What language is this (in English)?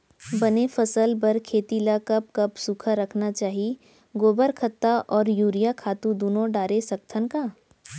Chhattisgarhi